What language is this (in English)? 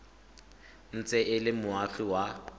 Tswana